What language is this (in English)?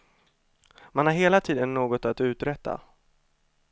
Swedish